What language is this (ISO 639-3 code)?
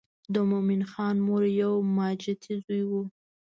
pus